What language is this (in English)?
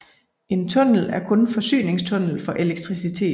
Danish